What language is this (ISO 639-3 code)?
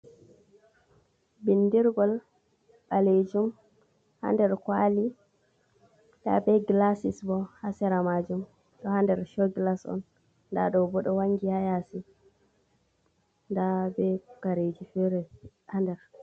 ful